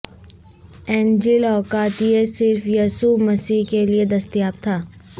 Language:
Urdu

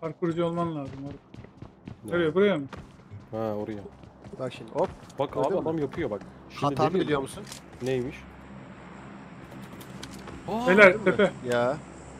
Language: Turkish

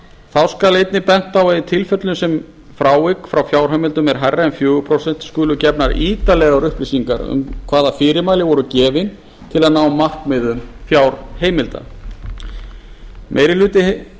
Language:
Icelandic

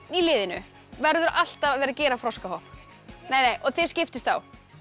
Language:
Icelandic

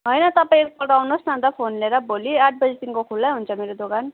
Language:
Nepali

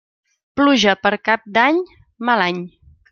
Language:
Catalan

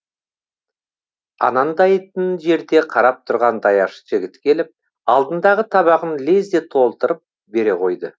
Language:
Kazakh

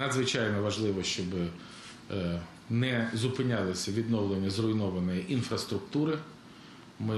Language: Russian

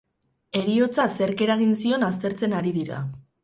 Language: Basque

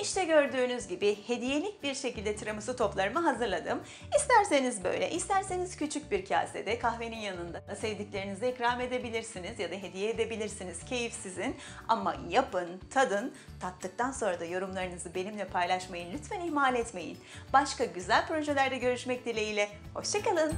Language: Turkish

